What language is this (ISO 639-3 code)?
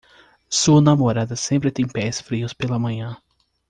por